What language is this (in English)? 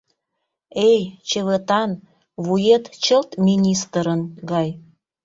Mari